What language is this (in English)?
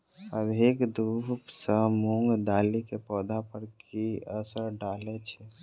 Maithili